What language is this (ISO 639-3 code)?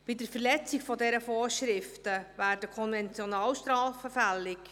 gsw